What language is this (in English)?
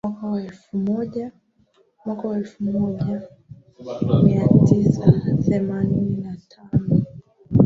Swahili